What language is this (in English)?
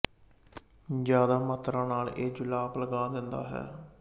Punjabi